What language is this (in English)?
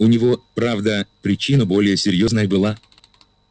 Russian